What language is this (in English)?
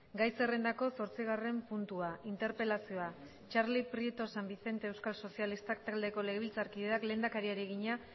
Basque